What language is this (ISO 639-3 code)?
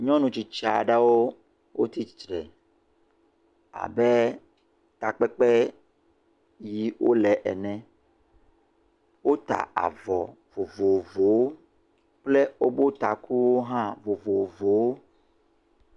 ewe